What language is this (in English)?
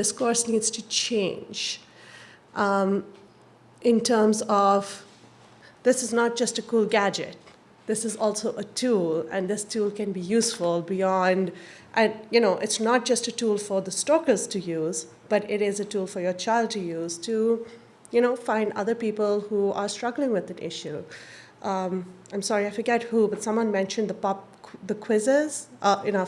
English